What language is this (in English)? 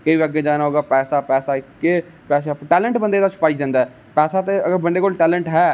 Dogri